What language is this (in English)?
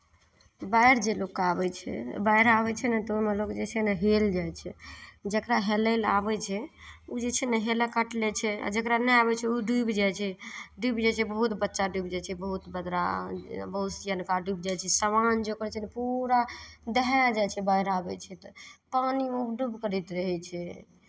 Maithili